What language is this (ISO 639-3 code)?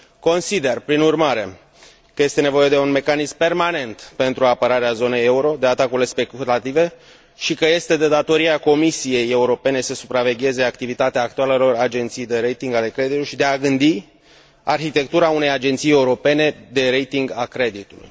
ron